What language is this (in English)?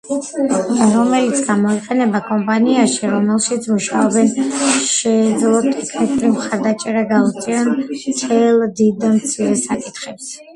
Georgian